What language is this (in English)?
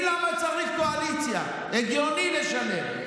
Hebrew